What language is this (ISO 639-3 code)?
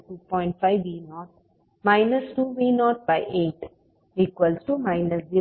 kan